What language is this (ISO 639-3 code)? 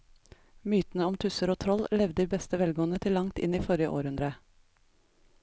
nor